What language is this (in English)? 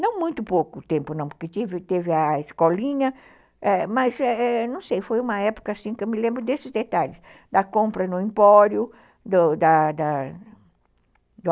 Portuguese